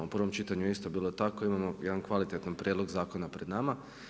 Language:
Croatian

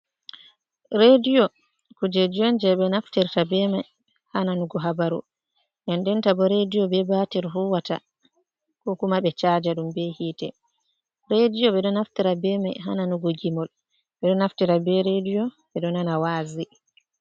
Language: Fula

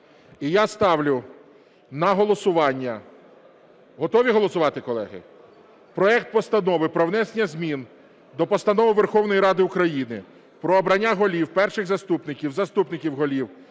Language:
Ukrainian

